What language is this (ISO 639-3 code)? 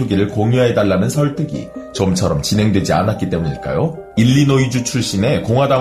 kor